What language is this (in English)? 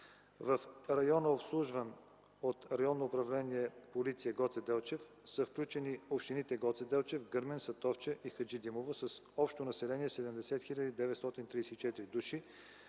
Bulgarian